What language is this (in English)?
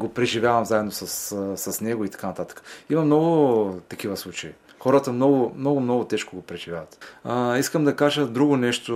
Bulgarian